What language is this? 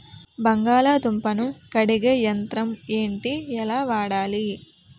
Telugu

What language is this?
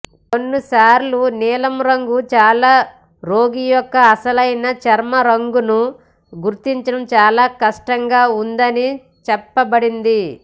Telugu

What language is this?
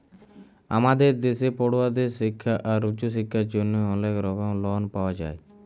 Bangla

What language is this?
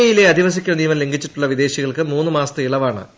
Malayalam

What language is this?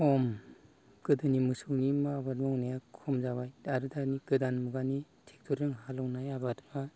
Bodo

